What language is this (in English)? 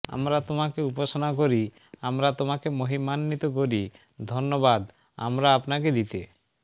Bangla